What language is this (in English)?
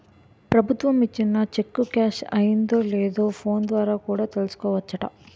Telugu